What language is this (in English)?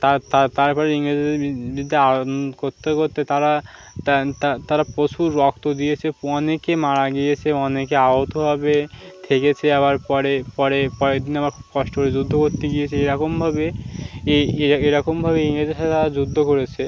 Bangla